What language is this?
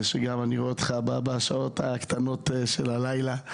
Hebrew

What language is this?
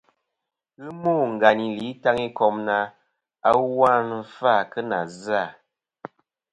Kom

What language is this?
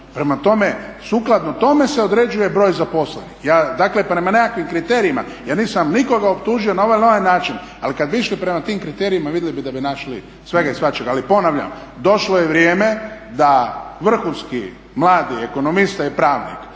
Croatian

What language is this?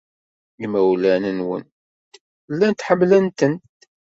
Kabyle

